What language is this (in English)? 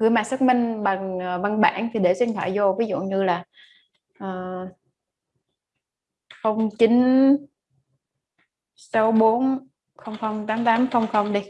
Vietnamese